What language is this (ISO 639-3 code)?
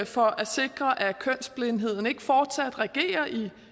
dan